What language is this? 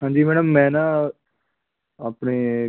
Punjabi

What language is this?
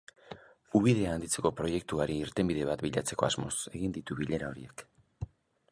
Basque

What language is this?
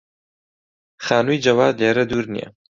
Central Kurdish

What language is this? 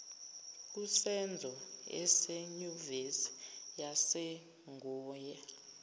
Zulu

